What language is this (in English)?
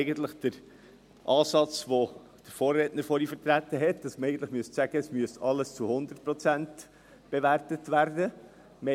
Swiss German